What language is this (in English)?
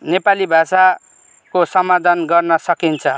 Nepali